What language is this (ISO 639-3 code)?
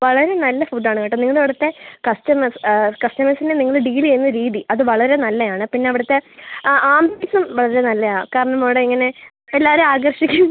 mal